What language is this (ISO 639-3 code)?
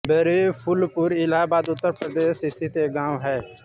hin